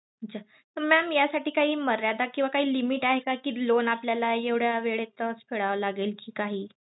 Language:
Marathi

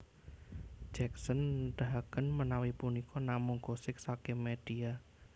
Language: Javanese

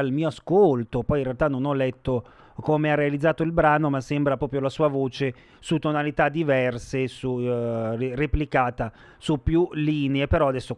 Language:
Italian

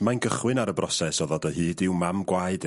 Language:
Welsh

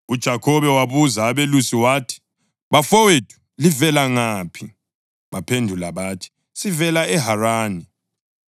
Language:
North Ndebele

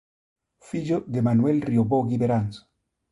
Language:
Galician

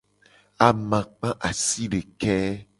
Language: Gen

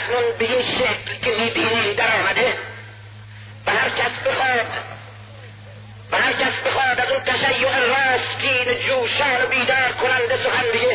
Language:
Persian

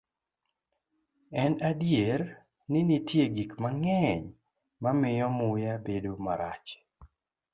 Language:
Luo (Kenya and Tanzania)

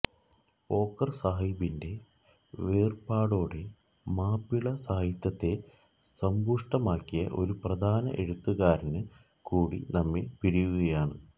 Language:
Malayalam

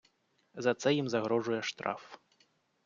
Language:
Ukrainian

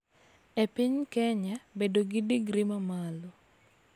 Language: Luo (Kenya and Tanzania)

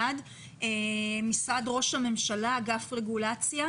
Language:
Hebrew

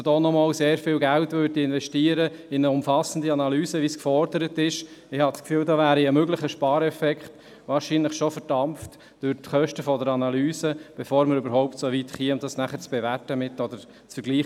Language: Swiss German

